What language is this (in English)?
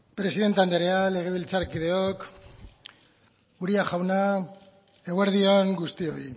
Basque